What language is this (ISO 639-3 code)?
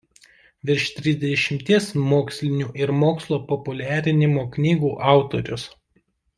lit